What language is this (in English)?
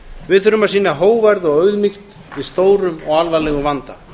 Icelandic